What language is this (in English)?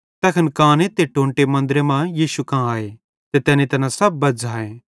Bhadrawahi